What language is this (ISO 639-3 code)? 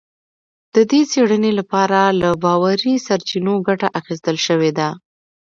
pus